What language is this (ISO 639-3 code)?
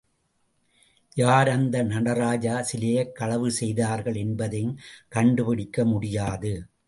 tam